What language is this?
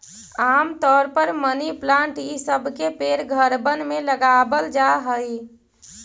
Magahi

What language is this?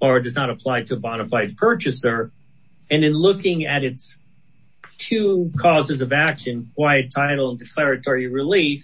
English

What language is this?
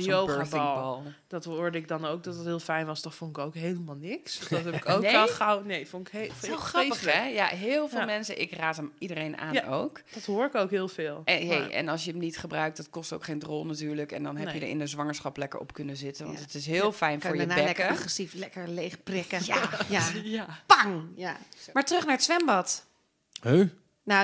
Dutch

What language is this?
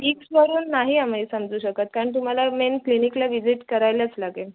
Marathi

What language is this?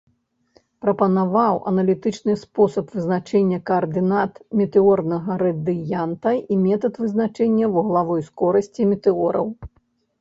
Belarusian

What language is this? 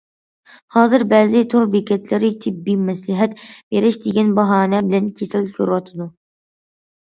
Uyghur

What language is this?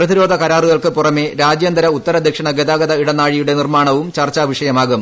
Malayalam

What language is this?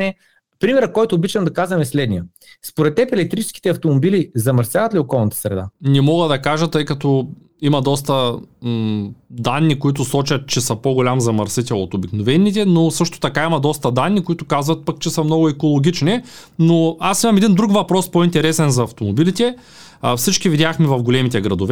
Bulgarian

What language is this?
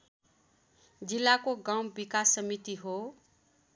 Nepali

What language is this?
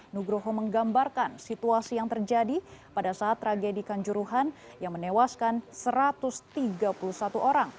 Indonesian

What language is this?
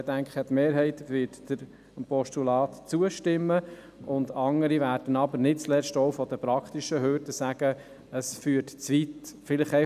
Swiss German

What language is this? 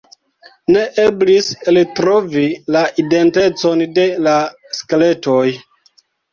Esperanto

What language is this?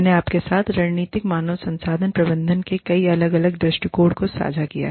Hindi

